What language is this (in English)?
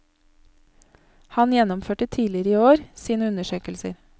Norwegian